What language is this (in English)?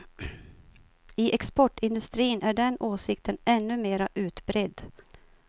Swedish